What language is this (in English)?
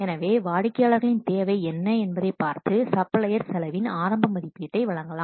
Tamil